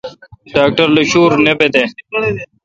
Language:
Kalkoti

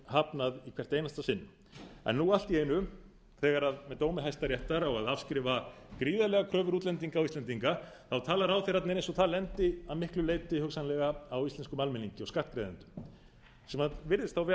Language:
Icelandic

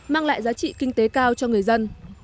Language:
Vietnamese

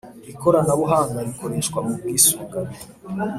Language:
Kinyarwanda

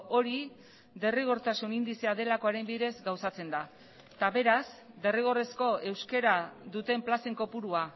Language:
Basque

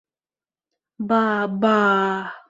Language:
Bashkir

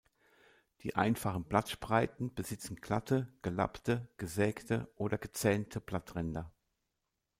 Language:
German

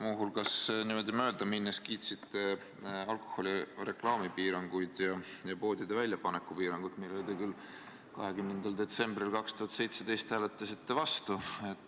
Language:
Estonian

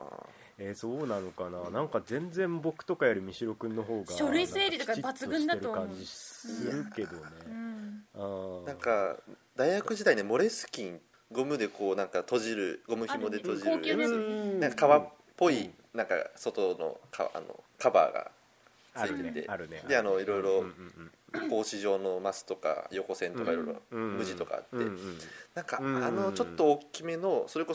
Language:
Japanese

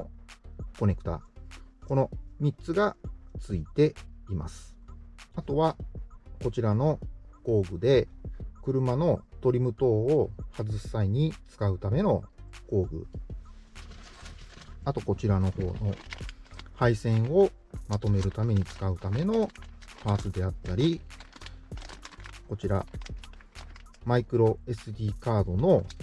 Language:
Japanese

